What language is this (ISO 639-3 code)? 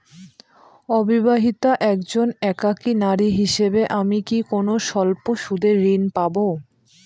ben